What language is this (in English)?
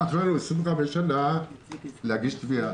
Hebrew